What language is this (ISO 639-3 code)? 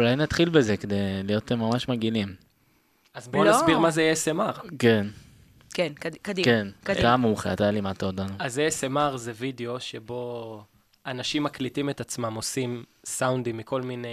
heb